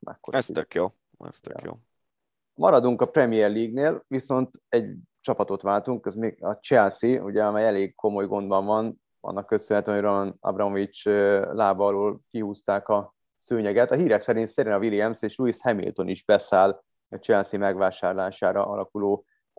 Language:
Hungarian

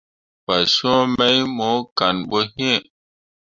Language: Mundang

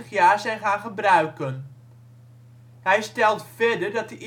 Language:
Dutch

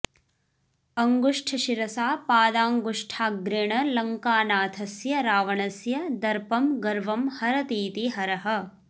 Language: Sanskrit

